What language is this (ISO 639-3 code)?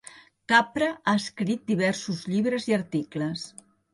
cat